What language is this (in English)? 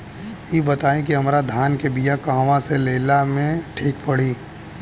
Bhojpuri